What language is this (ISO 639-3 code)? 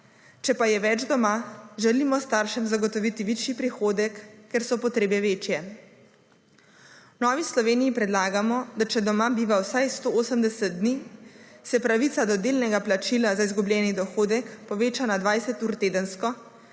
slv